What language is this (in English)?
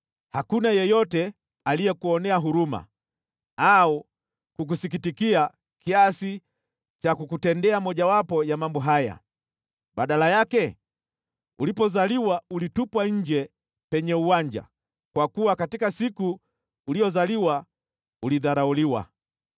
Swahili